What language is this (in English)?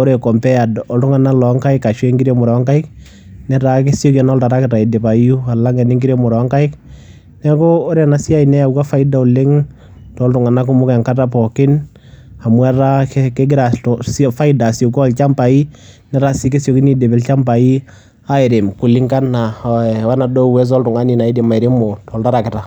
Masai